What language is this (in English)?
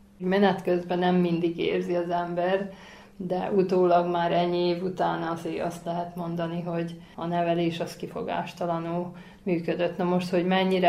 Hungarian